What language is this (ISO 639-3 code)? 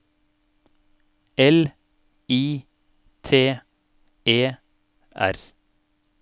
nor